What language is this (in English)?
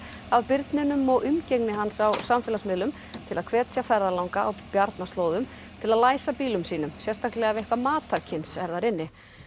Icelandic